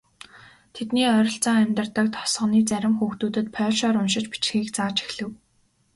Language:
Mongolian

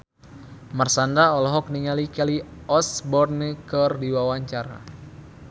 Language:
Sundanese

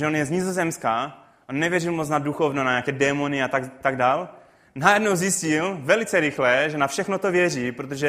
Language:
Czech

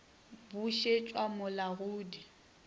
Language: Northern Sotho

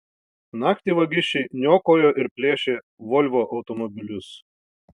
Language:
Lithuanian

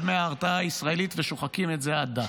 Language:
Hebrew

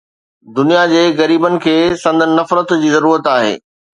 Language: Sindhi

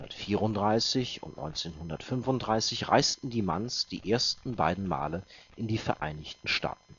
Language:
German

